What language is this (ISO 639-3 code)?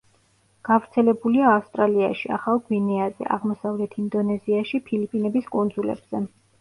kat